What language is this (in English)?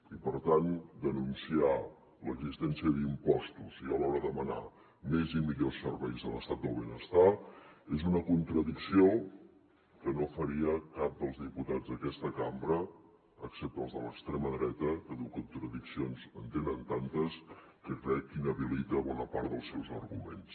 Catalan